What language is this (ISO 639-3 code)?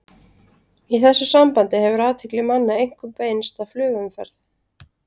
isl